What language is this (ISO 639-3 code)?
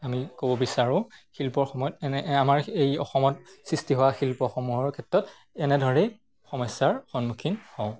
asm